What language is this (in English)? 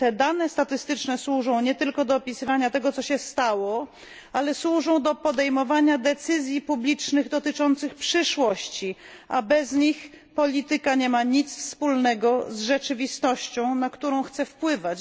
Polish